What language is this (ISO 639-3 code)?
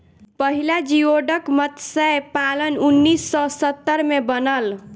bho